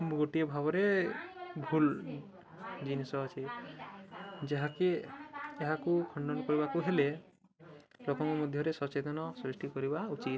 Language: Odia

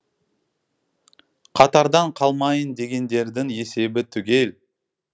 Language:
Kazakh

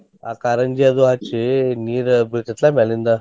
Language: Kannada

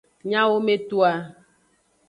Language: Aja (Benin)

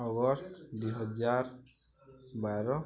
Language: Odia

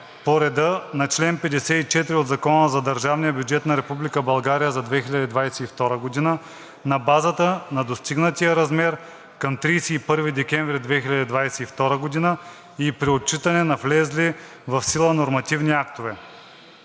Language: Bulgarian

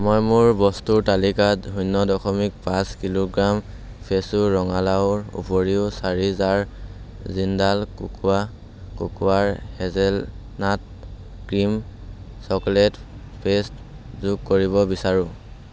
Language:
Assamese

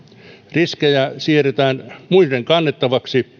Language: Finnish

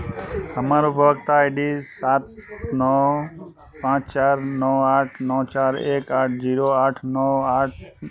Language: Maithili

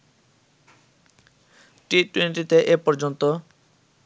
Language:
Bangla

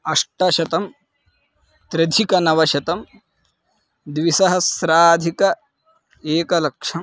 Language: Sanskrit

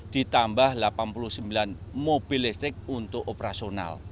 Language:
Indonesian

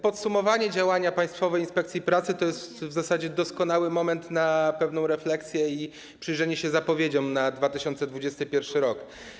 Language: Polish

